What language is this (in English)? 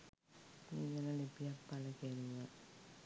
Sinhala